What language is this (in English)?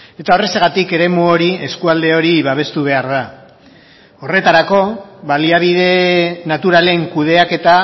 Basque